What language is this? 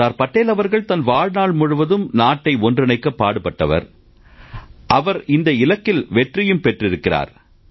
Tamil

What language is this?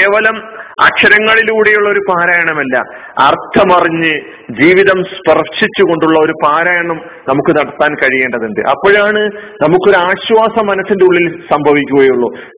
Malayalam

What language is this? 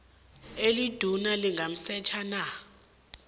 South Ndebele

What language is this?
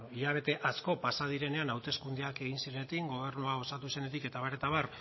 Basque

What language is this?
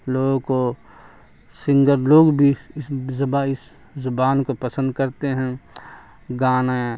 Urdu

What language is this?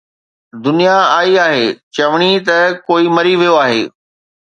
Sindhi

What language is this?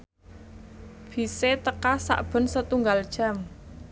Javanese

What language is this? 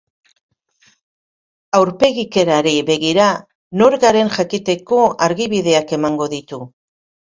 Basque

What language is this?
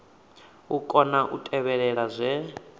Venda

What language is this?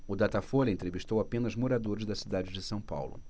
Portuguese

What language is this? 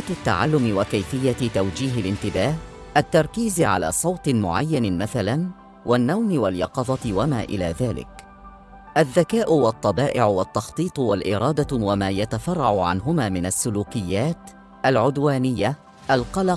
Arabic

